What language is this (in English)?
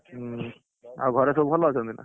Odia